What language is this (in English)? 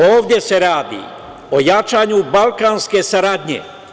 Serbian